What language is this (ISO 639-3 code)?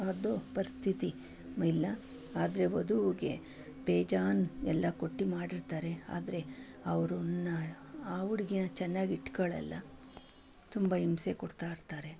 kan